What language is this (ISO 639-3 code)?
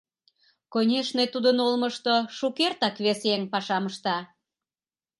chm